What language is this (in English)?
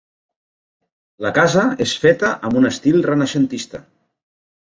Catalan